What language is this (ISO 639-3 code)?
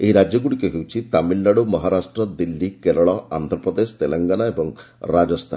ori